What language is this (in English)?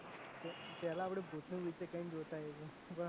Gujarati